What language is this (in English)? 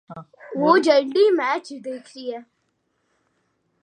Urdu